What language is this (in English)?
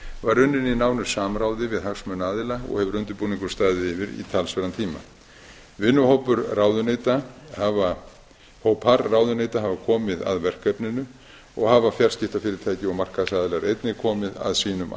Icelandic